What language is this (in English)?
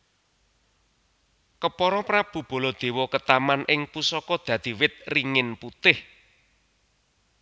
Javanese